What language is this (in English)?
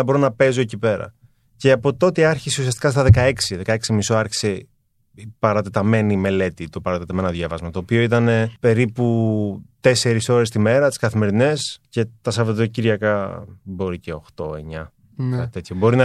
Greek